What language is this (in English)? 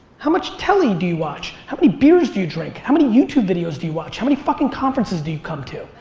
English